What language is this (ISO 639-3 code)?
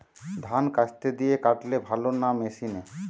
ben